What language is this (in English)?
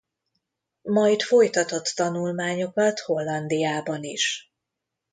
Hungarian